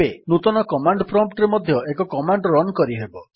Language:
Odia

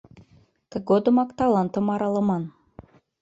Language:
Mari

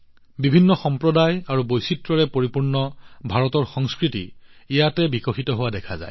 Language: Assamese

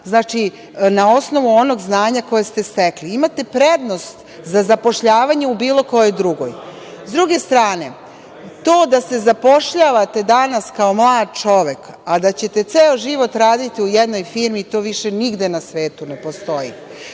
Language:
Serbian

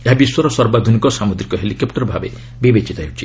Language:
Odia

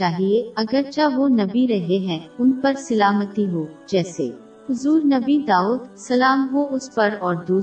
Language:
Urdu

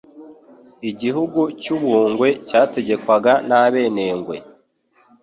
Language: Kinyarwanda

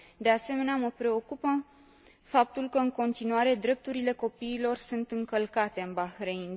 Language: Romanian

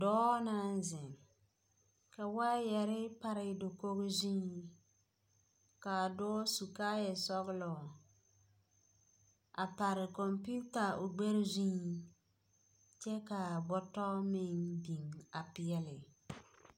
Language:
Southern Dagaare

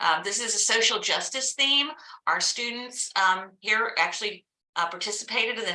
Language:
English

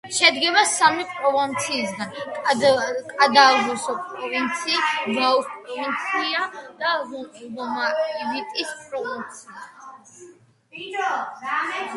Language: Georgian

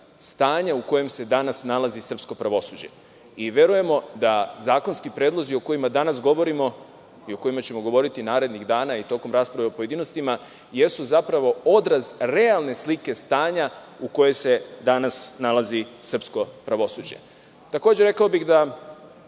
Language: Serbian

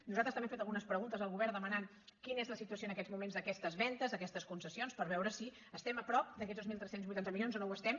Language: Catalan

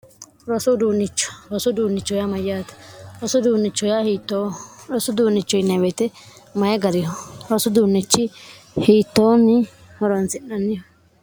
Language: Sidamo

